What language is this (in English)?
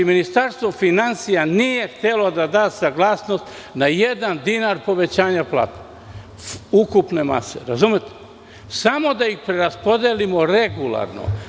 Serbian